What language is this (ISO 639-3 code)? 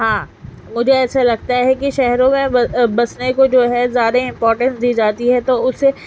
urd